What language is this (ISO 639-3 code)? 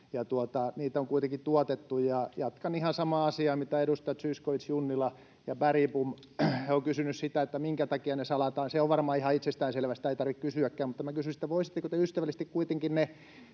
fin